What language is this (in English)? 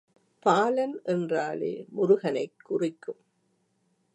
Tamil